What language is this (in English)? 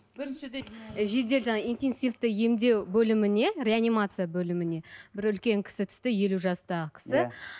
Kazakh